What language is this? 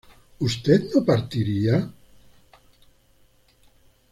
Spanish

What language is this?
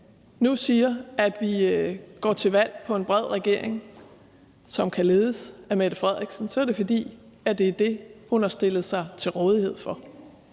Danish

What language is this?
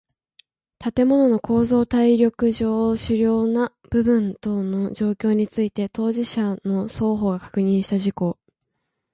Japanese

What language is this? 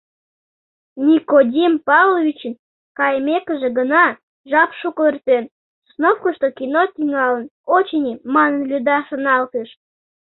Mari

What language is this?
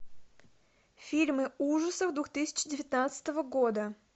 Russian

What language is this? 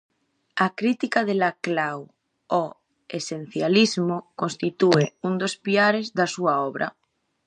Galician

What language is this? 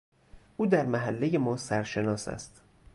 Persian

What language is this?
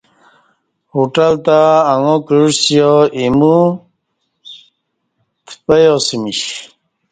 Kati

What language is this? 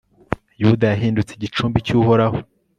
Kinyarwanda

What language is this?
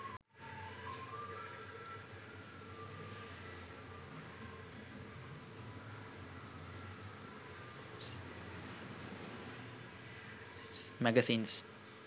Sinhala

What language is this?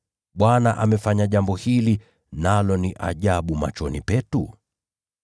Swahili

